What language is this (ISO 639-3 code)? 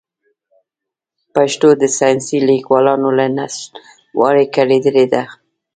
pus